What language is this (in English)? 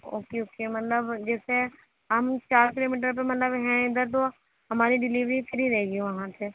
Urdu